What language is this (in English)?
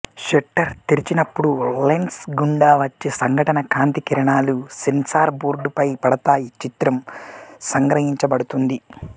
Telugu